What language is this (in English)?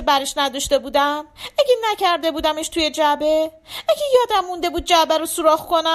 Persian